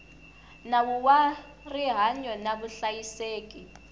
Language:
Tsonga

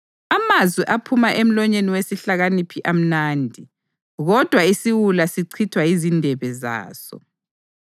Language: North Ndebele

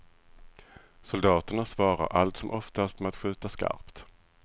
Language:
Swedish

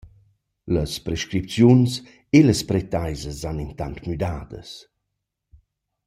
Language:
Romansh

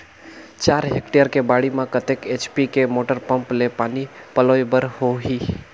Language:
Chhattisgarhi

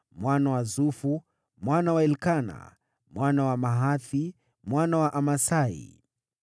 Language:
Swahili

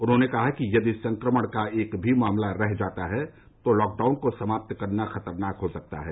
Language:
Hindi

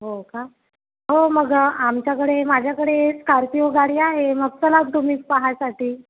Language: Marathi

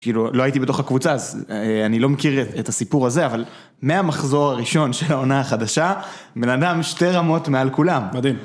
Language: Hebrew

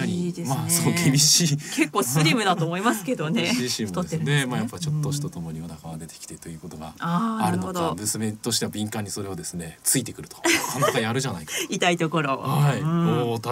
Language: Japanese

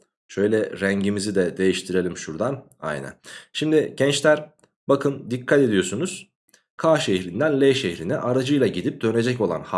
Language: Turkish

